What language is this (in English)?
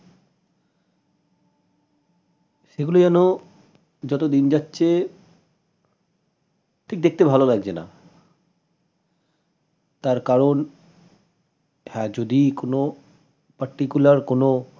Bangla